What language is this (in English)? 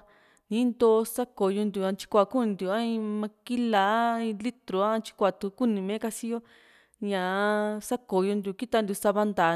Juxtlahuaca Mixtec